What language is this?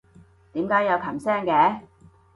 Cantonese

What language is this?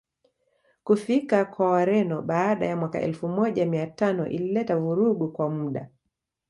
Swahili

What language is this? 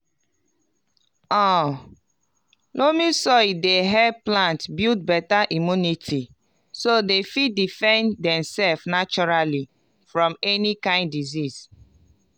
Nigerian Pidgin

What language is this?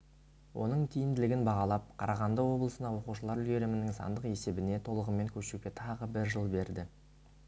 Kazakh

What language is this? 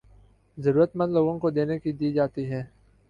Urdu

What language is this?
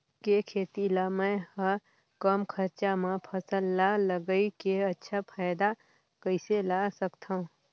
Chhattisgarhi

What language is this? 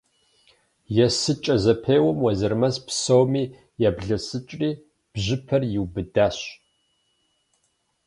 Kabardian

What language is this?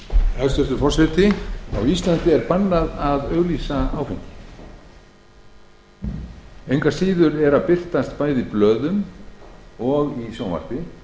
Icelandic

